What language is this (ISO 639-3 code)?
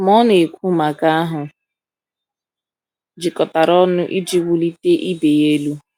ibo